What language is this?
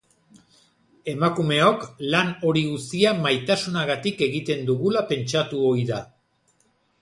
Basque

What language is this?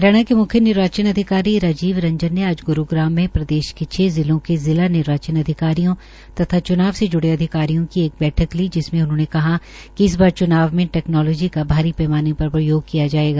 Hindi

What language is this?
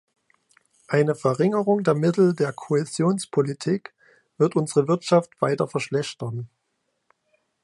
German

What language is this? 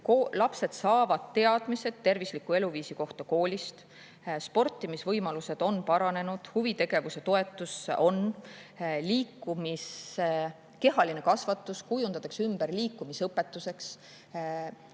Estonian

